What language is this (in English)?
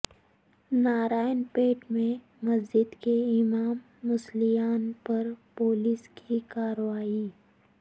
Urdu